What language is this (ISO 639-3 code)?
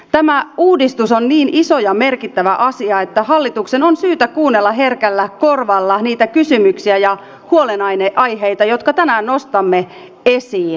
fin